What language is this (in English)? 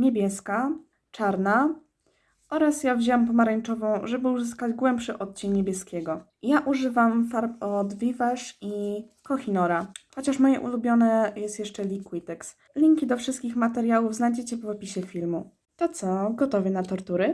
Polish